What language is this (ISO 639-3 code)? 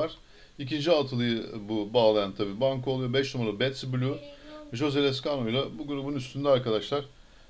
tur